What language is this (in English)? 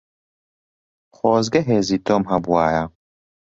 Central Kurdish